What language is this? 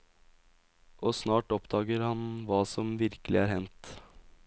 Norwegian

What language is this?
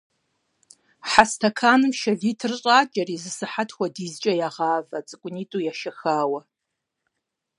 Kabardian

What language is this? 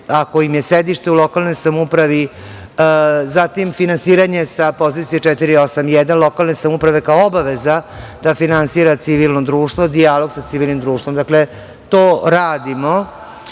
Serbian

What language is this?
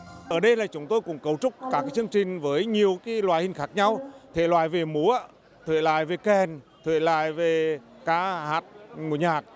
Vietnamese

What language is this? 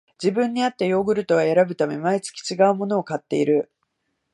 Japanese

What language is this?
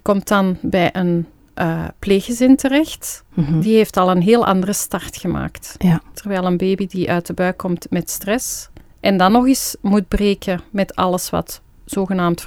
Dutch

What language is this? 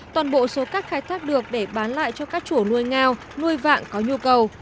Vietnamese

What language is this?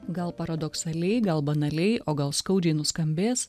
Lithuanian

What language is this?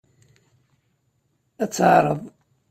Kabyle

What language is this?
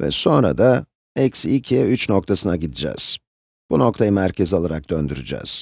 Turkish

